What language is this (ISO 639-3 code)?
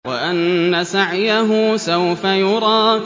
ara